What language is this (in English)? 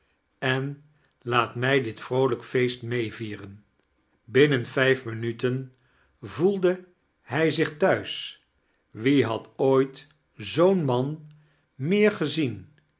Dutch